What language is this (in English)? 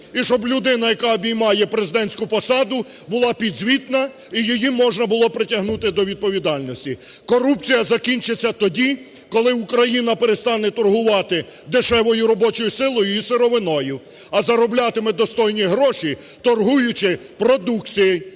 Ukrainian